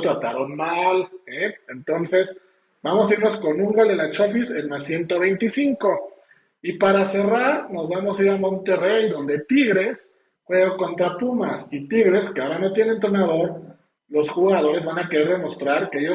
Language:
Spanish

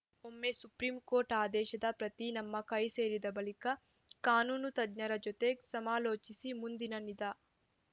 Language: Kannada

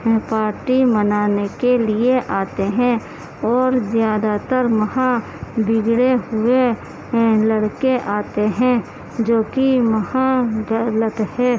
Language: Urdu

